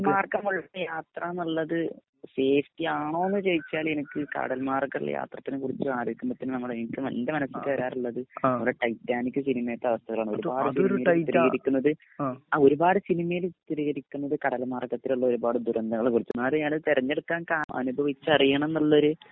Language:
Malayalam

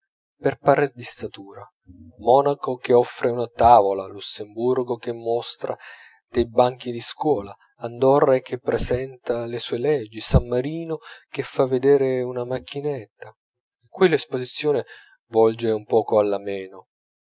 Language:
Italian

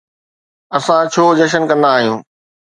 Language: Sindhi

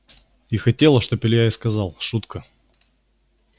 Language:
Russian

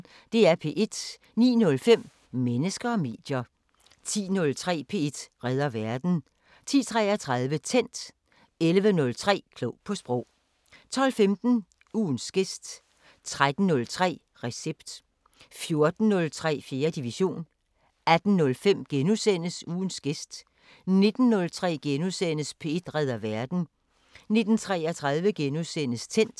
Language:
Danish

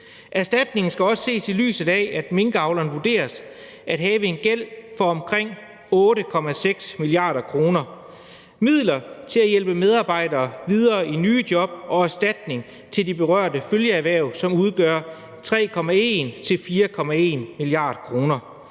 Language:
Danish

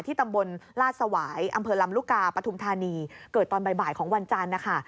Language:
Thai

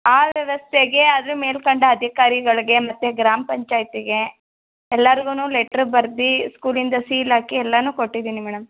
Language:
Kannada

